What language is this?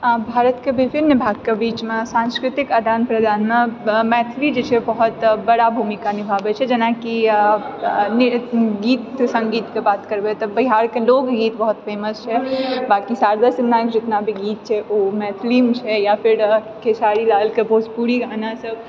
Maithili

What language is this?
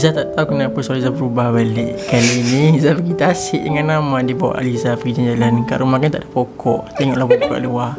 Malay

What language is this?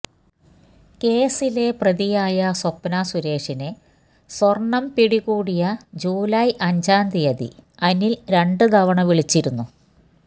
Malayalam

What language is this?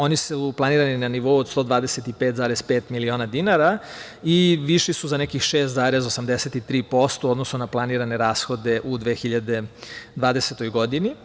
Serbian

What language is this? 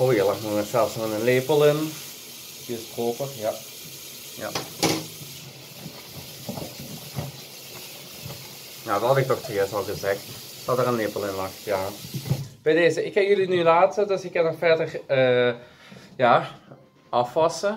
Dutch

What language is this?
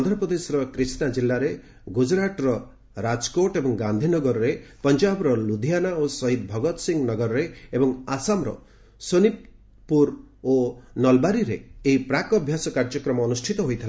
Odia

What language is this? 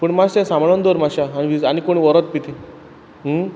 Konkani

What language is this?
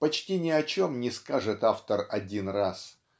Russian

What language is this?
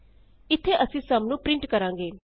Punjabi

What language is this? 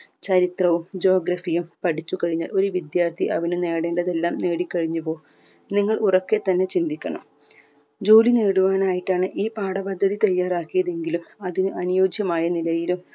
Malayalam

